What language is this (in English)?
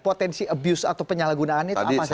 Indonesian